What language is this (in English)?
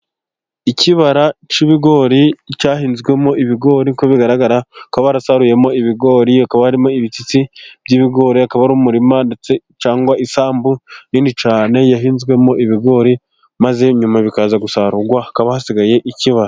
Kinyarwanda